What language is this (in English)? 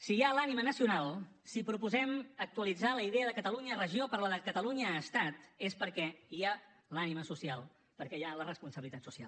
Catalan